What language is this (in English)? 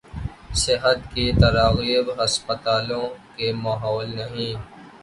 Urdu